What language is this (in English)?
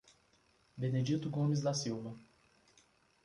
Portuguese